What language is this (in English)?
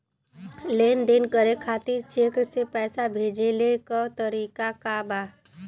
Bhojpuri